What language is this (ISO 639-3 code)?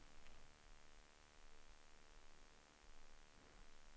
swe